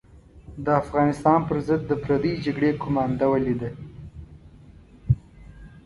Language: Pashto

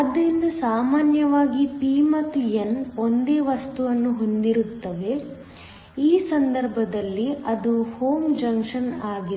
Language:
Kannada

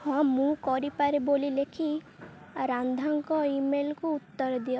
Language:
Odia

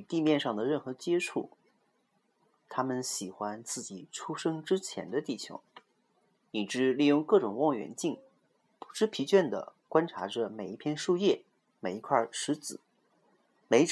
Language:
Chinese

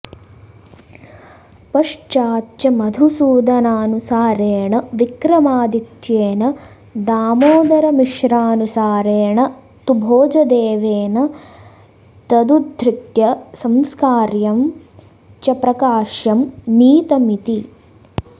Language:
Sanskrit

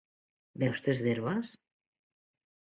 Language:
Catalan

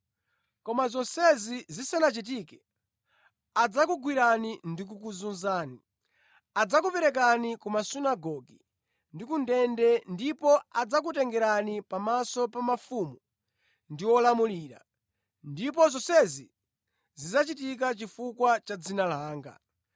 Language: Nyanja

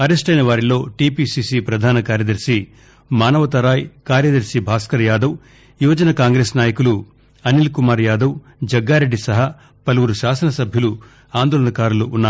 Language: Telugu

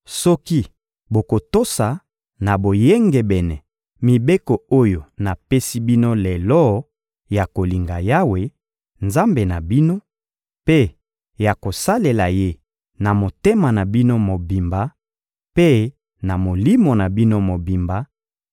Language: Lingala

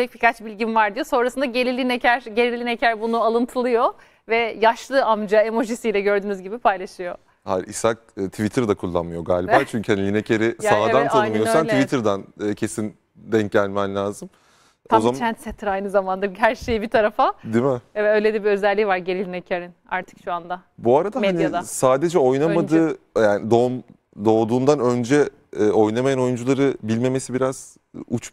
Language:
Turkish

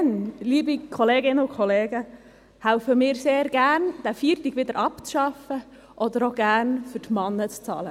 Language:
Swiss German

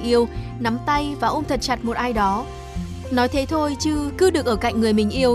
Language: Vietnamese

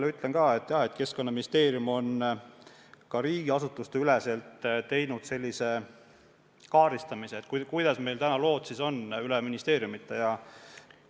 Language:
Estonian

